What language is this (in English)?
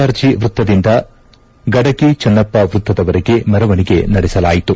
Kannada